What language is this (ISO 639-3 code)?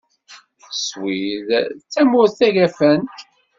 kab